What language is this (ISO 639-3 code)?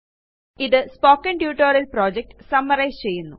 mal